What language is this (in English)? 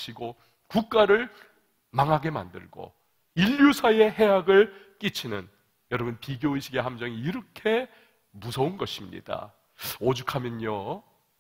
Korean